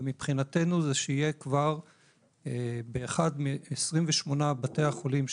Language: Hebrew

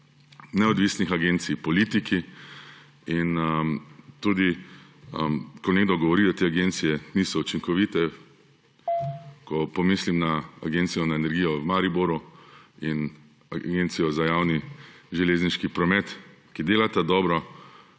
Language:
Slovenian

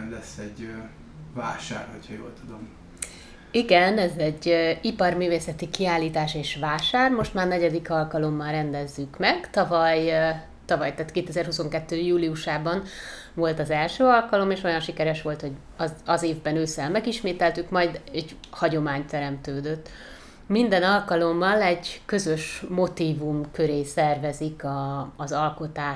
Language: Hungarian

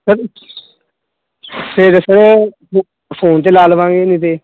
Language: Punjabi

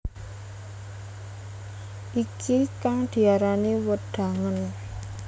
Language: Javanese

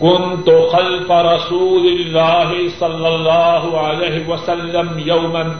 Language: Urdu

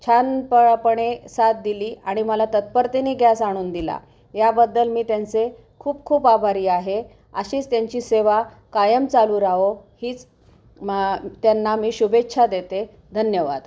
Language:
Marathi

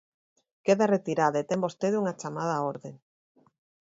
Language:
Galician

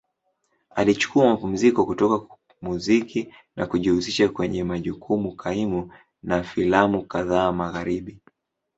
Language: Swahili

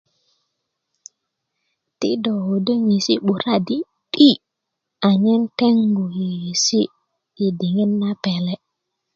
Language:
Kuku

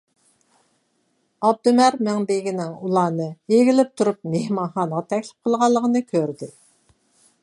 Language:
Uyghur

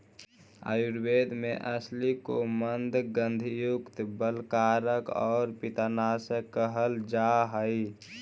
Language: Magahi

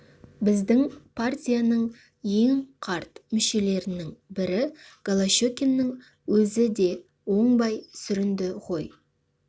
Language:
Kazakh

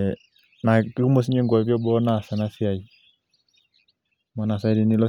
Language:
Masai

